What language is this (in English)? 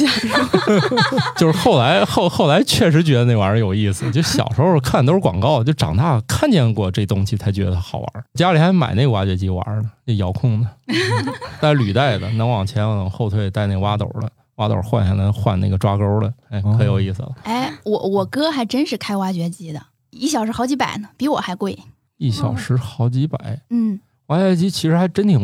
Chinese